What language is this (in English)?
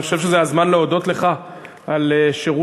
Hebrew